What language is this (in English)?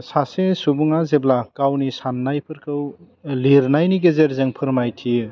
Bodo